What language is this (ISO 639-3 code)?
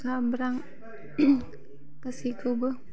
brx